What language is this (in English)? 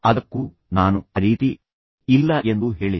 Kannada